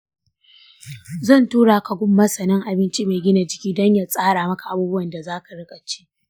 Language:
Hausa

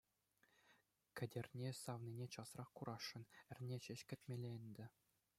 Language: Chuvash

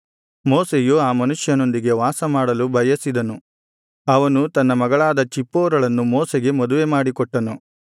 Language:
Kannada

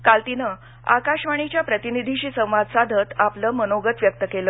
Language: Marathi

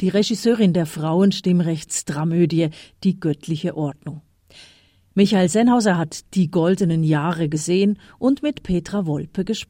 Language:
German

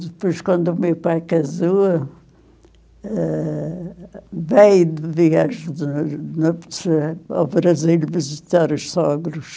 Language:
Portuguese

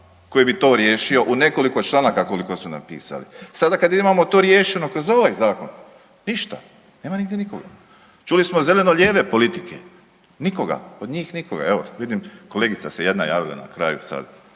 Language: Croatian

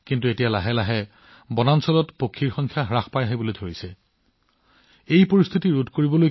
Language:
Assamese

